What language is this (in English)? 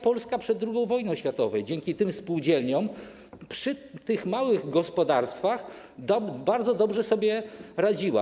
Polish